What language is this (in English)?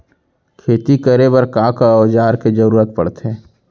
Chhattisgarhi